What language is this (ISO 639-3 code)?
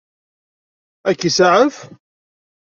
kab